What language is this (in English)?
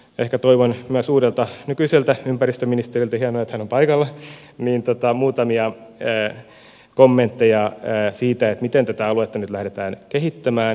Finnish